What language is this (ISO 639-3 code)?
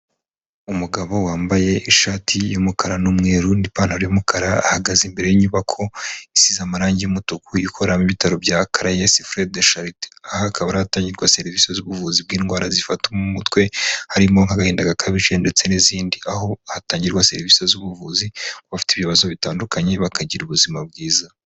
kin